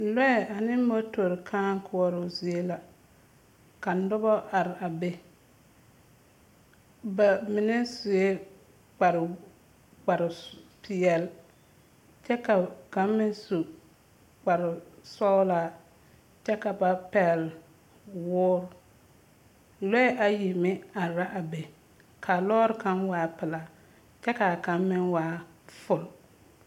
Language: Southern Dagaare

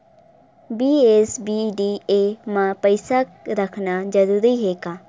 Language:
Chhattisgarhi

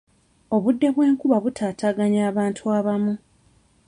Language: Ganda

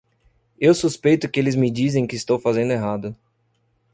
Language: Portuguese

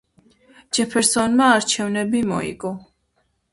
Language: Georgian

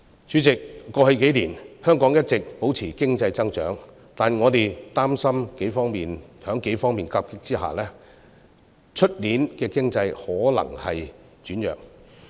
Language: Cantonese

